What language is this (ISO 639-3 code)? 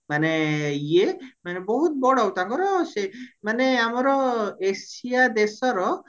ori